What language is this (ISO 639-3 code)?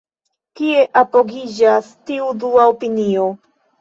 epo